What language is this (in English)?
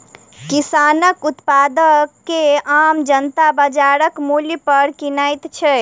Maithili